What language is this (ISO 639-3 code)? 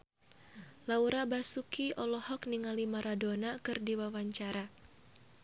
sun